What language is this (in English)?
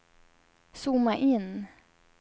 Swedish